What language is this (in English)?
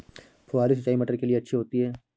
Hindi